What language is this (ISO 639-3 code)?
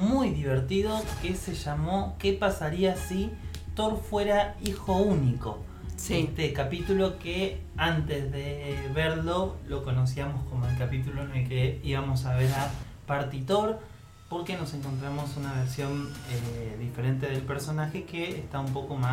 spa